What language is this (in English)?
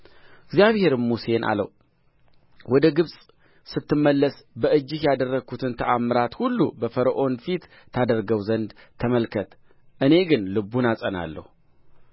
Amharic